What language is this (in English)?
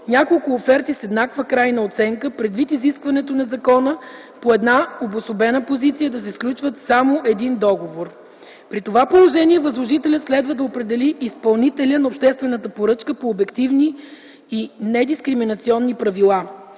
Bulgarian